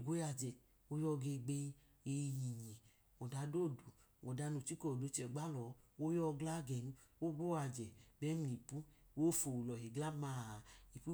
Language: Idoma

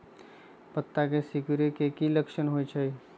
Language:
Magahi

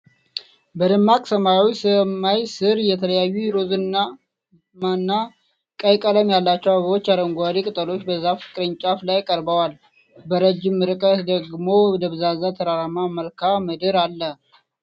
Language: Amharic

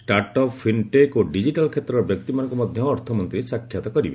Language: Odia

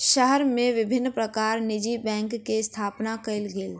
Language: Maithili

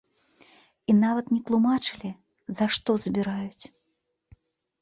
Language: Belarusian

